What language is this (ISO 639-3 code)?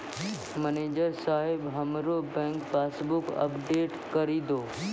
mai